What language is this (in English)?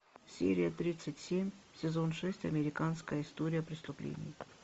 Russian